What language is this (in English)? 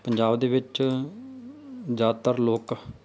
Punjabi